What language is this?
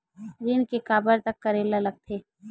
Chhattisgarhi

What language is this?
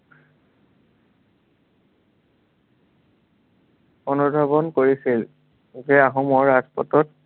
Assamese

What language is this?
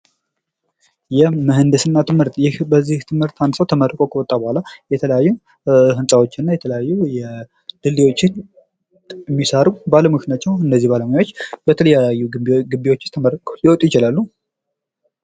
Amharic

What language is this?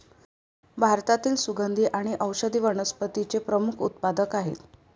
Marathi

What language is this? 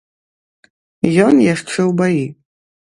Belarusian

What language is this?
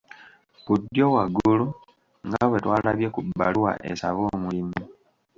Ganda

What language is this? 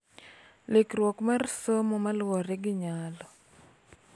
Luo (Kenya and Tanzania)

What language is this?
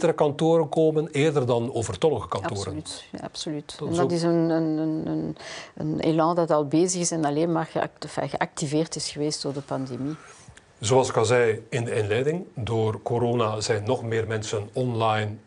Dutch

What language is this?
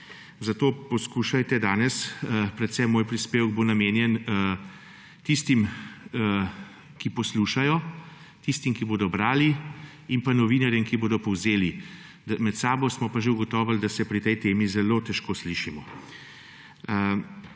Slovenian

